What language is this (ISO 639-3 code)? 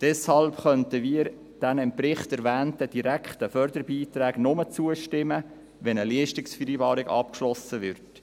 gsw